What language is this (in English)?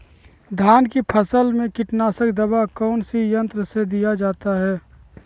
Magahi